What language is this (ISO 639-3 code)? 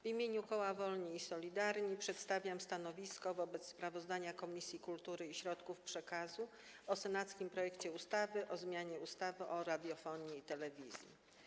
pol